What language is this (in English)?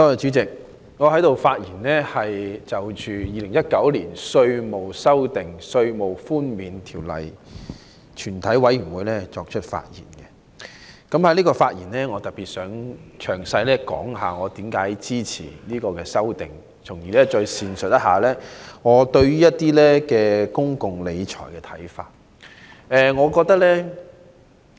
Cantonese